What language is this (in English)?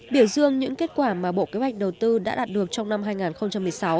Vietnamese